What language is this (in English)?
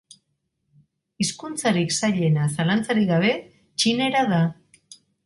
Basque